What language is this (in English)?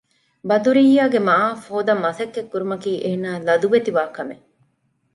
Divehi